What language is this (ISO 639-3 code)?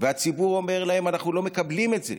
heb